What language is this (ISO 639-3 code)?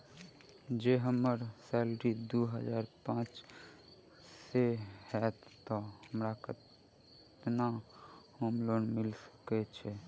mai